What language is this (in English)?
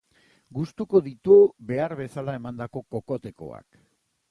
Basque